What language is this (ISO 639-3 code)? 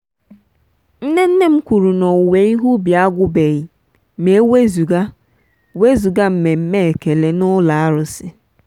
ibo